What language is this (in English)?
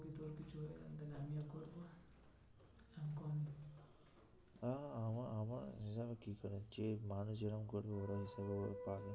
Bangla